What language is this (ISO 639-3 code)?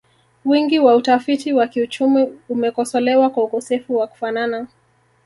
swa